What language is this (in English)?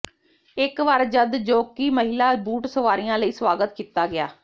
Punjabi